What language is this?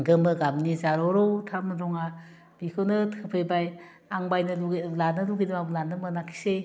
Bodo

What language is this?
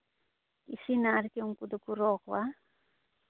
Santali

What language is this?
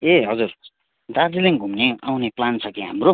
Nepali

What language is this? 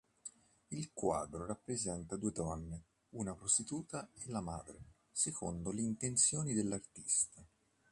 Italian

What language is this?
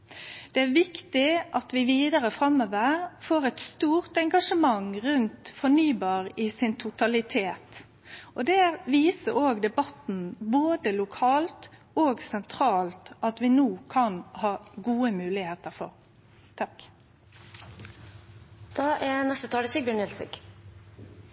Norwegian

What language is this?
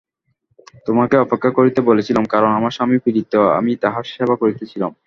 Bangla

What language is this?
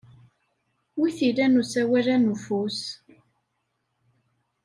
Kabyle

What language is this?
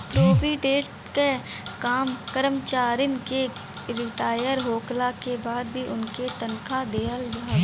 Bhojpuri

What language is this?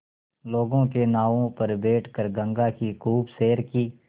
Hindi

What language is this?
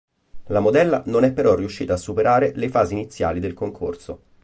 Italian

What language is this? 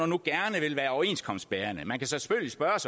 Danish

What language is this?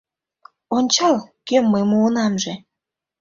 Mari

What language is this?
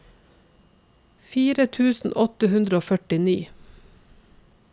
Norwegian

